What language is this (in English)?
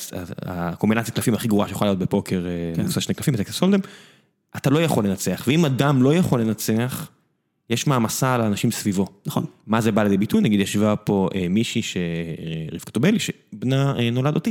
Hebrew